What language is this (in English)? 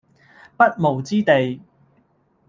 Cantonese